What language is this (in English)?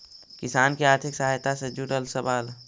Magahi